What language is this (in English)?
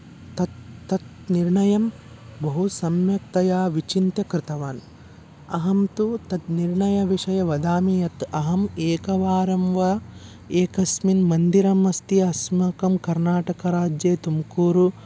Sanskrit